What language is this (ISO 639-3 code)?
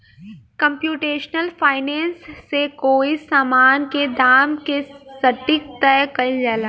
bho